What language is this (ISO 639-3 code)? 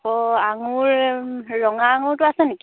asm